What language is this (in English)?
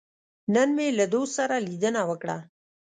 Pashto